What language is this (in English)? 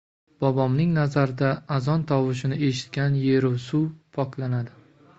Uzbek